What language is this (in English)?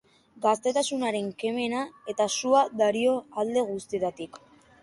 Basque